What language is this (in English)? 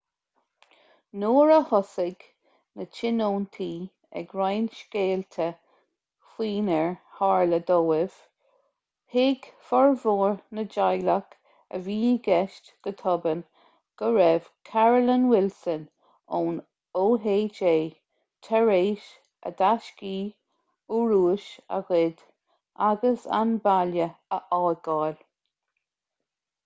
Irish